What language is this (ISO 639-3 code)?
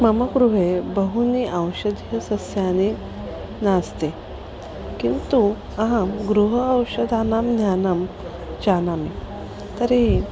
san